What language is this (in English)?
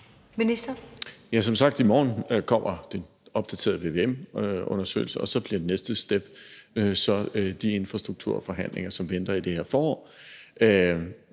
Danish